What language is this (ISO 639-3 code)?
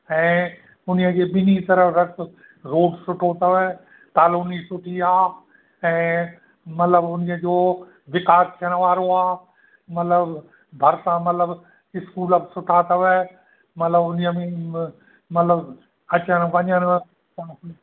snd